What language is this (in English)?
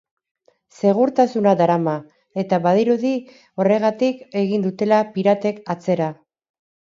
Basque